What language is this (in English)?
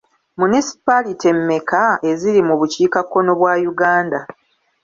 Ganda